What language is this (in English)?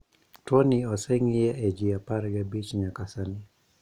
Luo (Kenya and Tanzania)